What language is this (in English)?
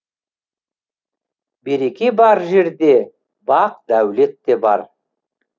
Kazakh